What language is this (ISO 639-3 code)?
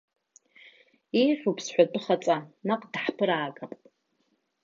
abk